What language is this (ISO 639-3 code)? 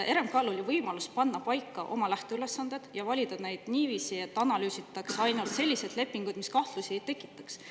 est